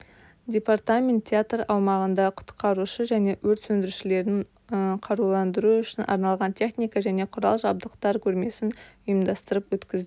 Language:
Kazakh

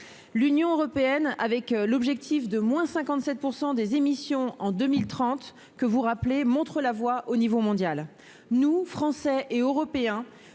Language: French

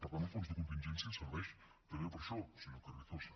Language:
Catalan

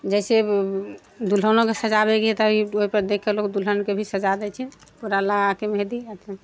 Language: Maithili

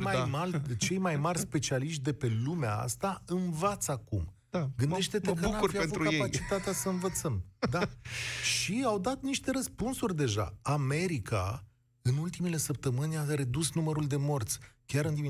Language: Romanian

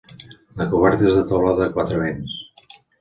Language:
Catalan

